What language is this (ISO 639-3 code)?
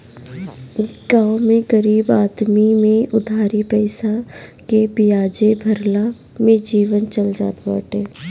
bho